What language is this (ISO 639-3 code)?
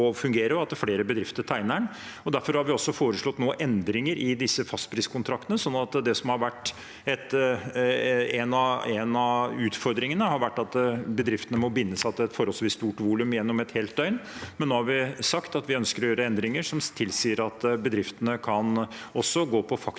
nor